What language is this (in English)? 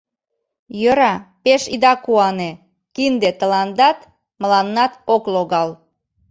Mari